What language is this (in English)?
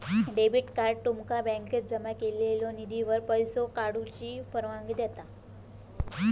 Marathi